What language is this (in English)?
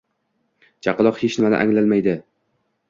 Uzbek